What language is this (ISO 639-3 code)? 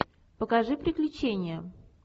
rus